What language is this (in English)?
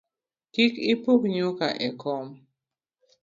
Luo (Kenya and Tanzania)